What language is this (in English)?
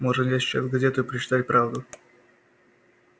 Russian